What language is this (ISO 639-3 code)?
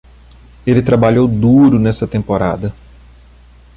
por